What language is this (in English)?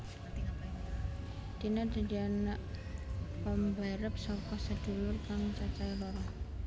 Javanese